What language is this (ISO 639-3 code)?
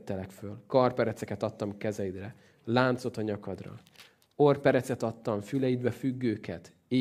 hun